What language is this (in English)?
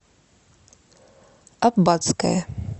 Russian